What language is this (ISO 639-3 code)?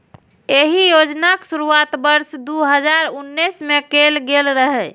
mai